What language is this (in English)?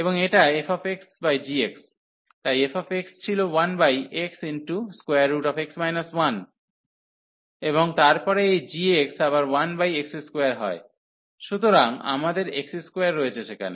Bangla